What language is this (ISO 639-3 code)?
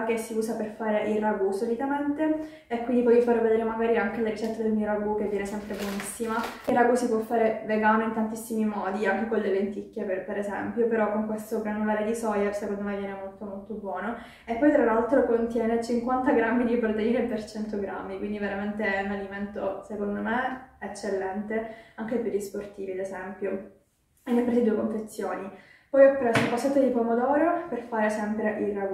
ita